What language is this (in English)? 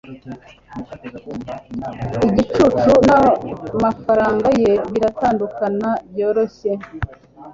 Kinyarwanda